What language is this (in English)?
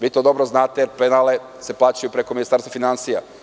Serbian